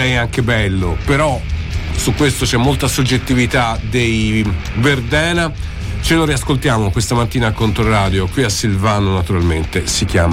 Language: Italian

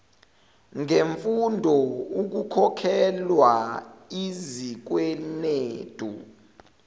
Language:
Zulu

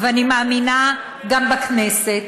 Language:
Hebrew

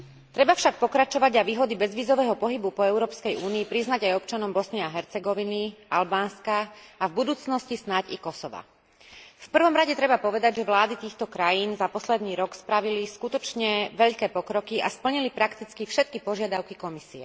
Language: Slovak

